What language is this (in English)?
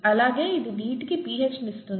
Telugu